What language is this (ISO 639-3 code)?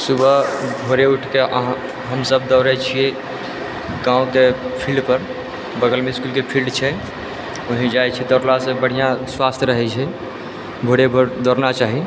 mai